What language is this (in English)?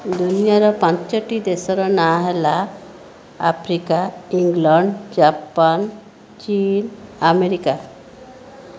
Odia